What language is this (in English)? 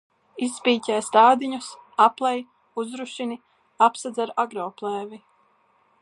Latvian